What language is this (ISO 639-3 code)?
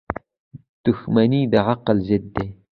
pus